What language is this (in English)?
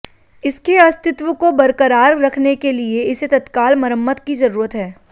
Hindi